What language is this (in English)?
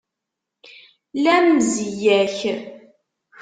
Kabyle